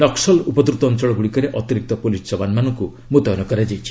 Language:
Odia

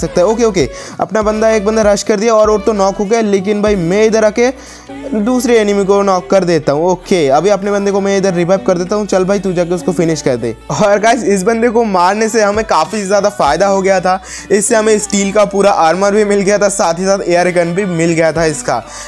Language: Hindi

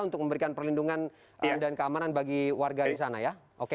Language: Indonesian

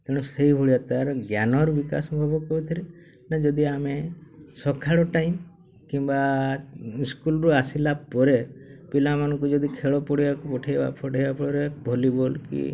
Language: Odia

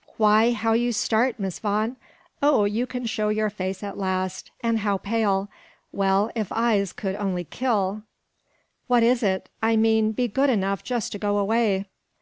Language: English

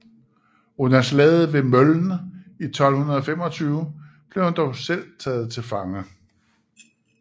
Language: Danish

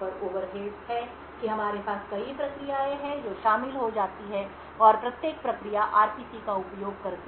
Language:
Hindi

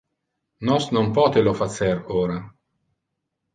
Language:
Interlingua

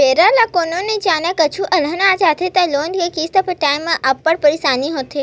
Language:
Chhattisgarhi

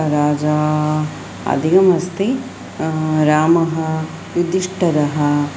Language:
Sanskrit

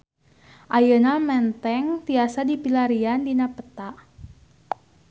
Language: Sundanese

